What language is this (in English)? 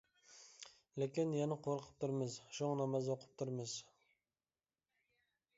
Uyghur